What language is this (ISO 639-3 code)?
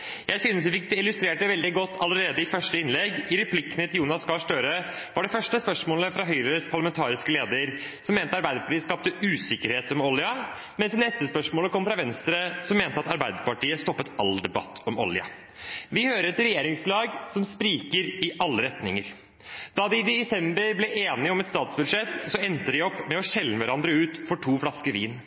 nob